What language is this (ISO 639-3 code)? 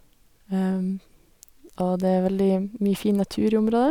nor